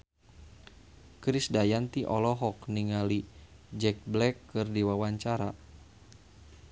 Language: Sundanese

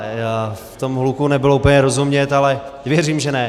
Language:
Czech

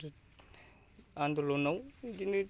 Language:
Bodo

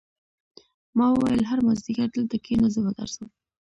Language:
Pashto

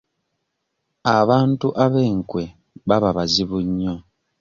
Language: Ganda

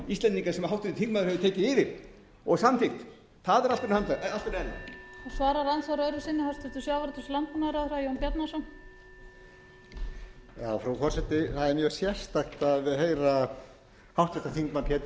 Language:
Icelandic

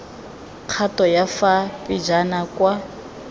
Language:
Tswana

